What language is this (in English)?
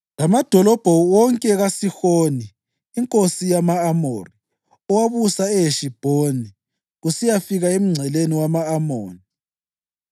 North Ndebele